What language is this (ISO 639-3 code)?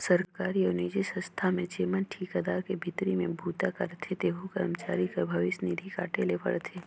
hne